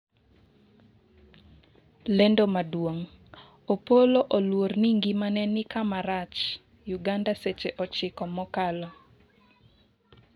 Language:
Luo (Kenya and Tanzania)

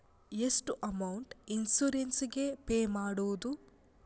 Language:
Kannada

